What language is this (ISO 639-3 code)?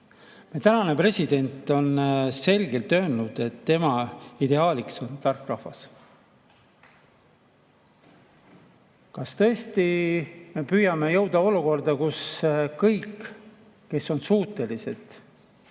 est